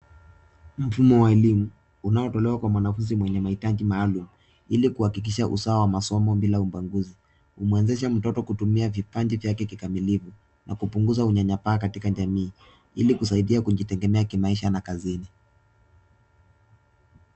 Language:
Swahili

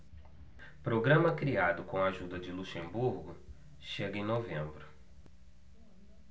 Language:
Portuguese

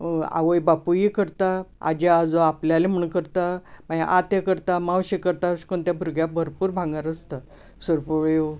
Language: Konkani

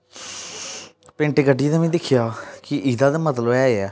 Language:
Dogri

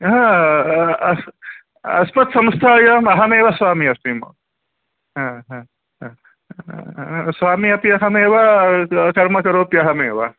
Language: Sanskrit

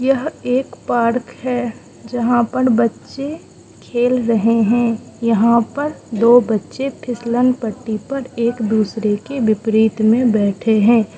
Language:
Hindi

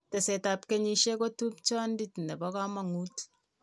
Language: Kalenjin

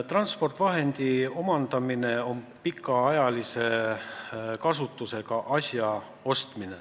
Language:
Estonian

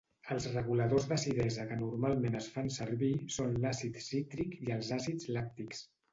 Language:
Catalan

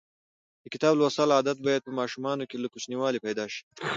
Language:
Pashto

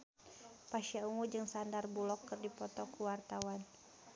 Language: Sundanese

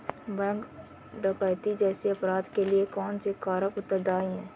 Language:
Hindi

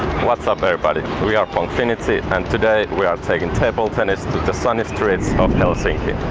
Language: English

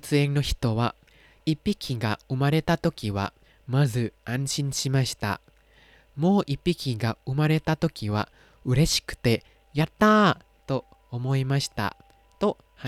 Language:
Thai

